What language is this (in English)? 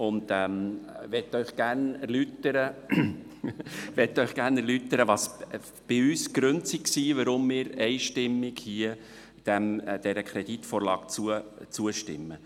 Swiss German